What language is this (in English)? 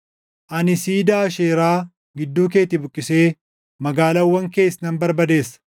Oromo